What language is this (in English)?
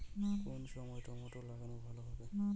Bangla